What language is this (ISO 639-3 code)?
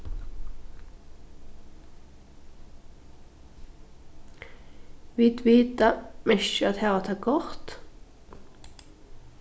fao